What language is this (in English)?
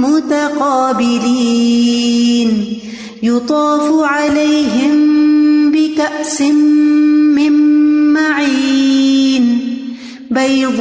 Urdu